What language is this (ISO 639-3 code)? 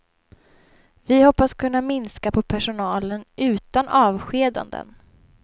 swe